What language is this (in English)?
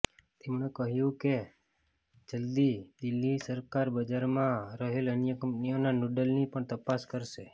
Gujarati